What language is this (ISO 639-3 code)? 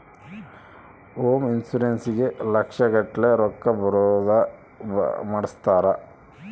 kan